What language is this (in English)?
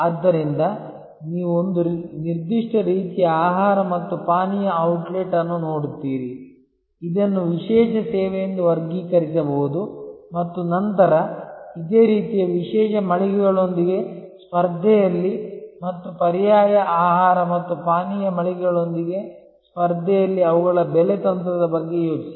Kannada